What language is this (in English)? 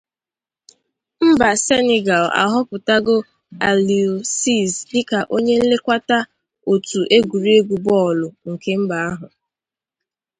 Igbo